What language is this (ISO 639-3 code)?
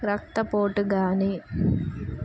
tel